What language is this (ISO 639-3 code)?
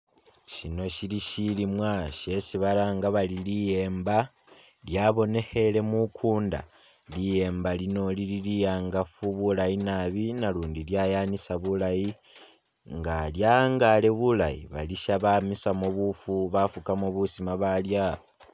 myx